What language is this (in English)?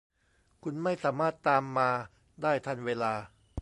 Thai